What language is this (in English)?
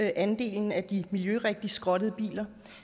Danish